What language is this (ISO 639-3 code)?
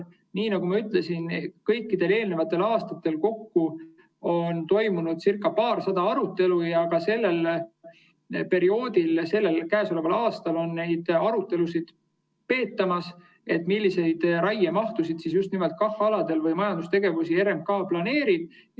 est